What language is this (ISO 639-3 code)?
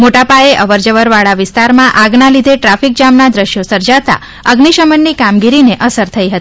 guj